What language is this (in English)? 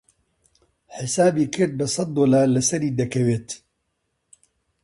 Central Kurdish